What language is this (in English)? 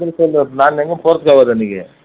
Tamil